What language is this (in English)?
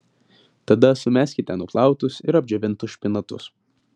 Lithuanian